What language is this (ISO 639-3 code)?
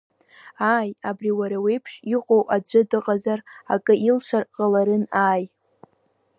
abk